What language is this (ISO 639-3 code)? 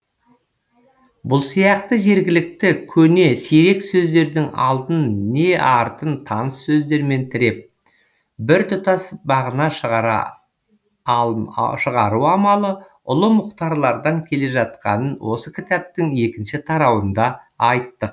kaz